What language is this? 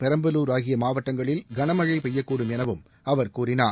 Tamil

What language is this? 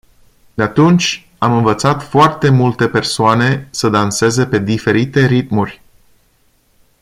Romanian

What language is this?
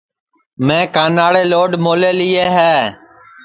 Sansi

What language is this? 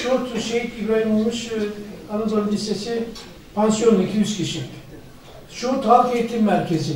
Turkish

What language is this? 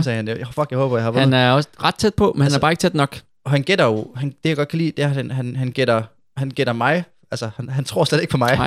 Danish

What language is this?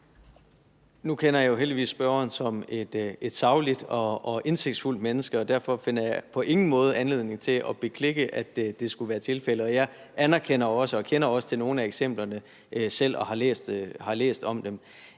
Danish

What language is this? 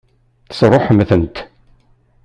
Kabyle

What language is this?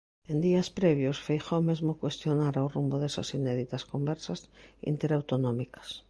Galician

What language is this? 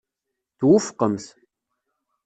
Kabyle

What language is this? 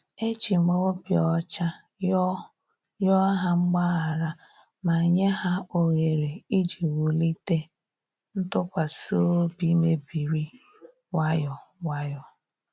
Igbo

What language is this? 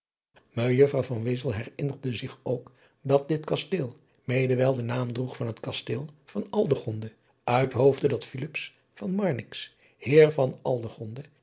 Dutch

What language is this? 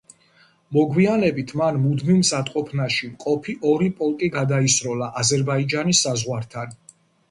Georgian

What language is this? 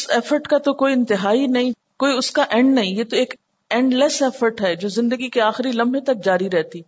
Urdu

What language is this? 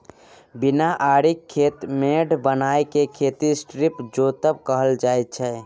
Maithili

